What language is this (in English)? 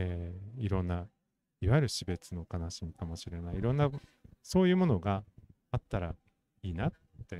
Japanese